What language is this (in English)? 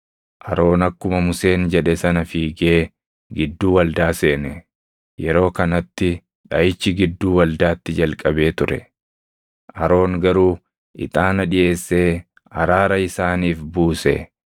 Oromo